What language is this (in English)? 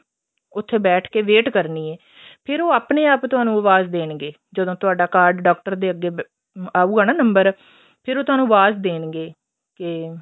Punjabi